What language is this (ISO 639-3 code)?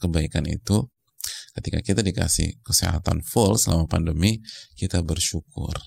ind